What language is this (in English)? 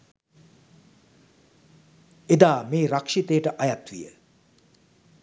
Sinhala